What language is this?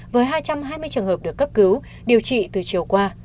Vietnamese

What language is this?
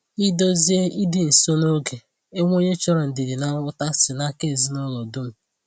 Igbo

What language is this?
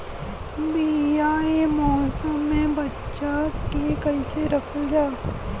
Bhojpuri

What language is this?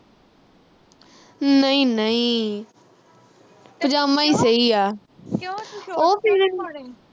Punjabi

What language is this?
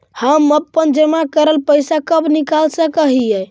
Magahi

